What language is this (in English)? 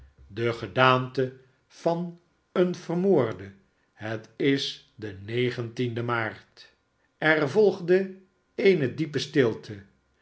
Dutch